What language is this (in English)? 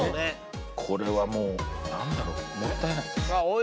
Japanese